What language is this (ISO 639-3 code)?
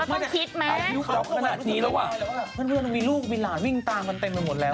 tha